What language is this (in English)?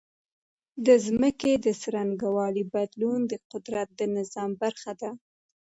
Pashto